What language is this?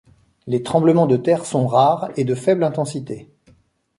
French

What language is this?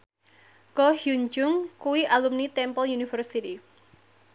Javanese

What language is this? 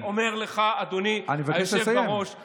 Hebrew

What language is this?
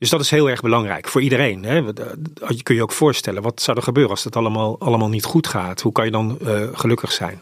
Dutch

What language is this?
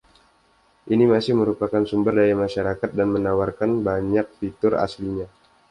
Indonesian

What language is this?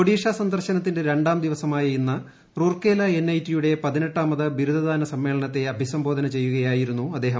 Malayalam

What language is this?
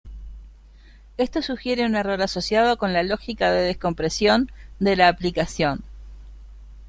Spanish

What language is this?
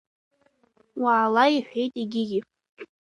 Abkhazian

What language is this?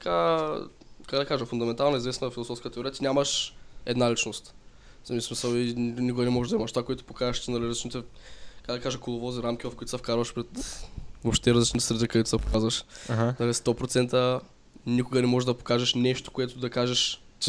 Bulgarian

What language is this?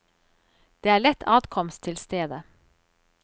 Norwegian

